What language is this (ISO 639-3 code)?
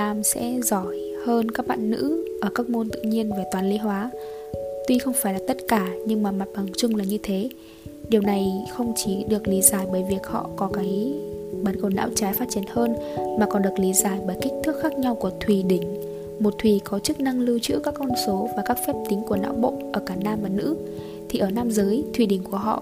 vie